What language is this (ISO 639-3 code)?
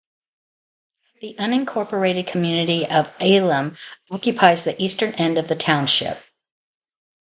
eng